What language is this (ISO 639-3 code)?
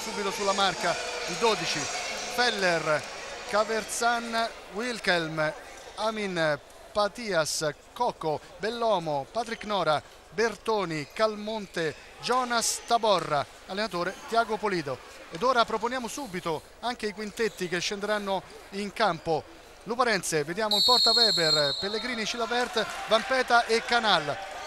ita